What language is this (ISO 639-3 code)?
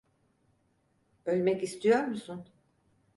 tur